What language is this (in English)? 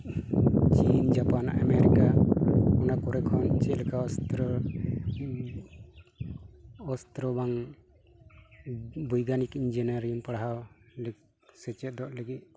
Santali